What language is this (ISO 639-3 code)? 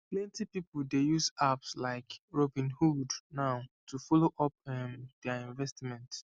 pcm